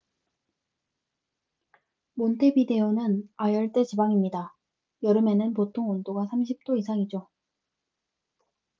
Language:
Korean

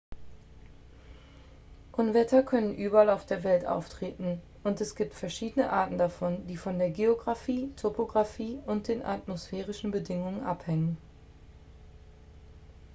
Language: German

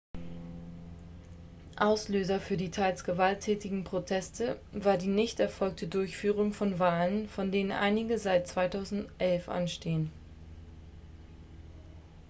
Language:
German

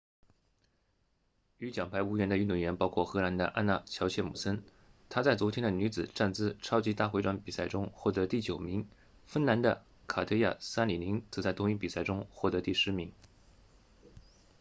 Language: Chinese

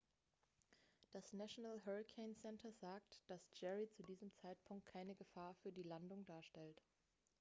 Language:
German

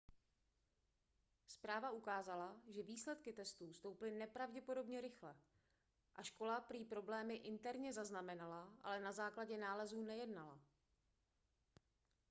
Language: Czech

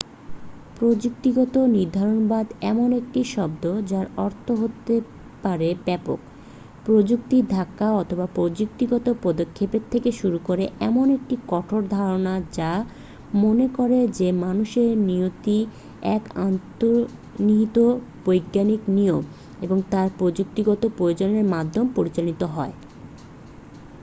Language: Bangla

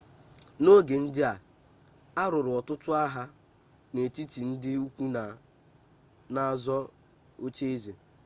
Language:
Igbo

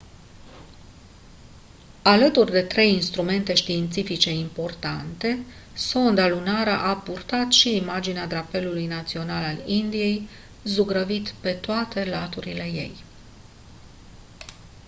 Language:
Romanian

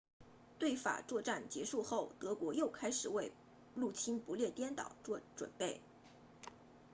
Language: Chinese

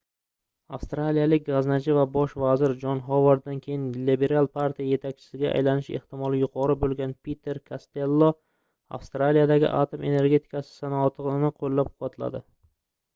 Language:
Uzbek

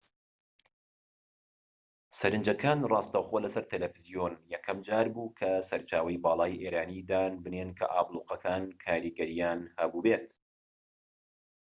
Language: Central Kurdish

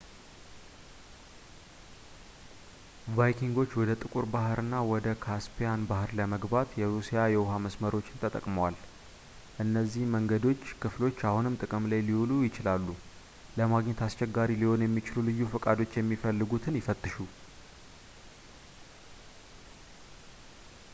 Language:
Amharic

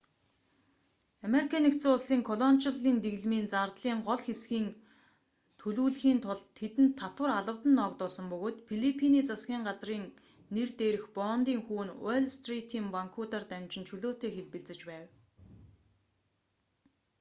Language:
Mongolian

